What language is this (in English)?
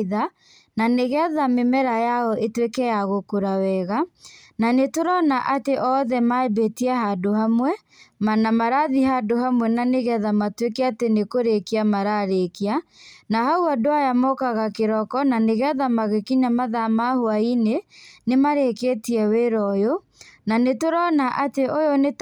Kikuyu